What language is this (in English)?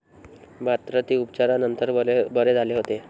Marathi